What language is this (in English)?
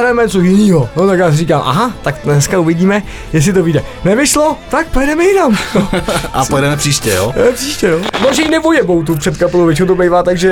Czech